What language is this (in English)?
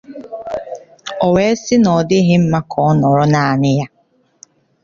Igbo